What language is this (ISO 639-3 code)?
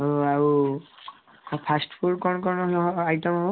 ori